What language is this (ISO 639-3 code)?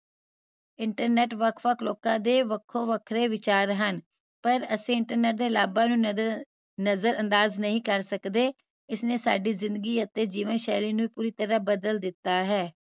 pan